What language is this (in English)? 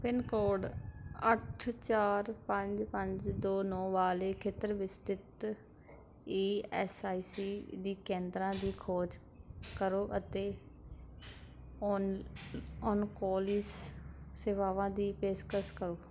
Punjabi